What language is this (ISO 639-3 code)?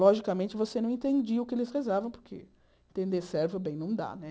por